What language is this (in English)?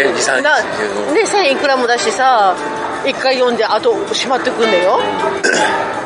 Japanese